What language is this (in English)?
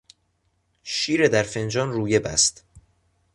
Persian